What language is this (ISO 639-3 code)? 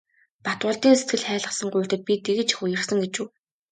mon